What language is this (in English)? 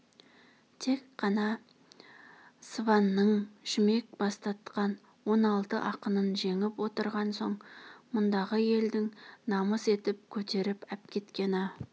Kazakh